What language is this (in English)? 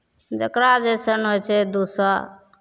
Maithili